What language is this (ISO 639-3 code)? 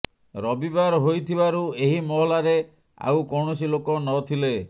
ori